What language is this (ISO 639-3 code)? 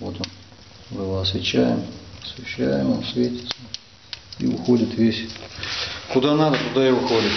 rus